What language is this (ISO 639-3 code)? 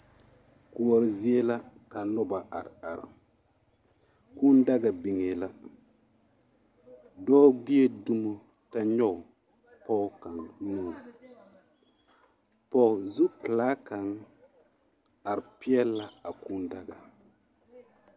dga